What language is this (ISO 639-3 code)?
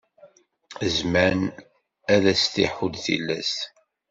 kab